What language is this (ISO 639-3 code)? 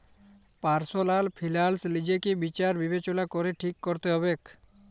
ben